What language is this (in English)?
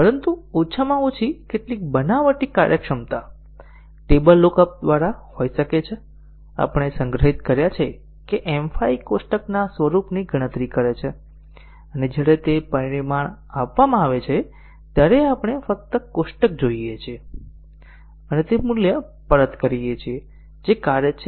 Gujarati